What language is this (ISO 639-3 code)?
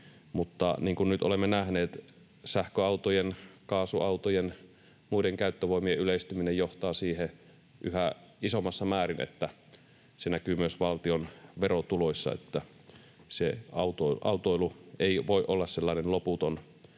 fin